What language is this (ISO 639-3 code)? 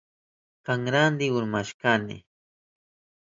qup